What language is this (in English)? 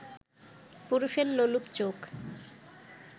Bangla